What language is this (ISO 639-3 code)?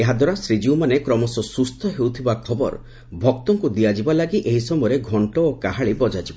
ori